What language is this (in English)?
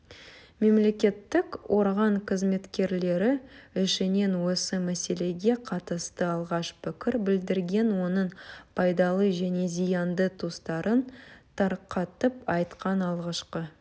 Kazakh